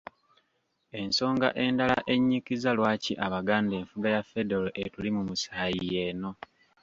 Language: Ganda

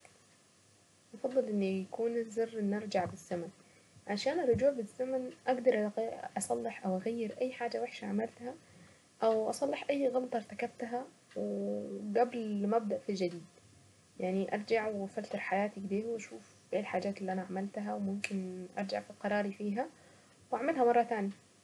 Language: Saidi Arabic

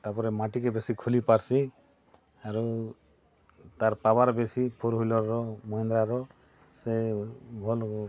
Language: Odia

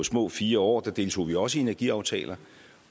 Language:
Danish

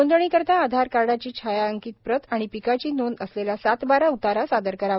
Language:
Marathi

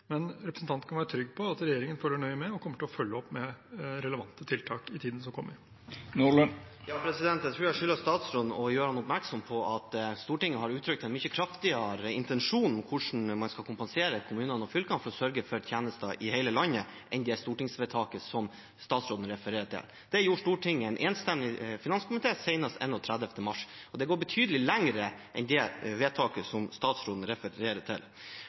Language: Norwegian Bokmål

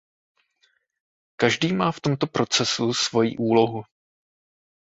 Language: Czech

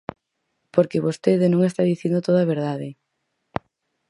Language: Galician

